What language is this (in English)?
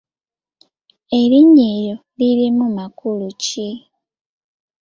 Ganda